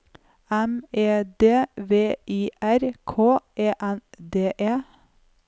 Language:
Norwegian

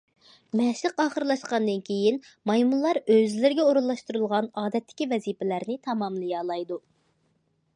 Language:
Uyghur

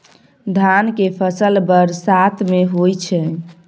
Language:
Maithili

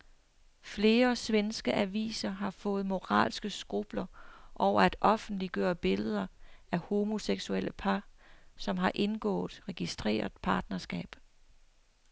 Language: Danish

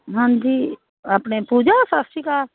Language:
Punjabi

